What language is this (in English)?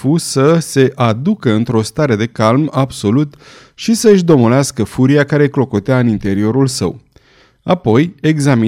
Romanian